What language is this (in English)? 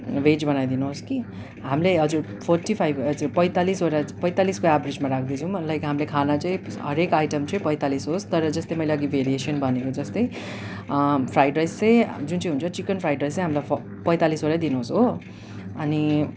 Nepali